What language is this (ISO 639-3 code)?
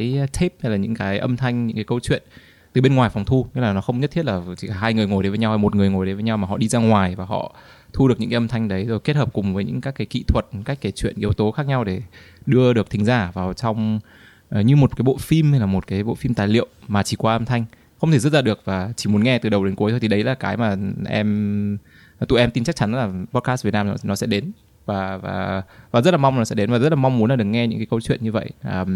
vie